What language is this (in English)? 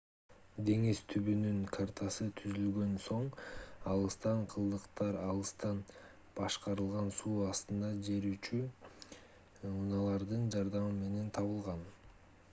Kyrgyz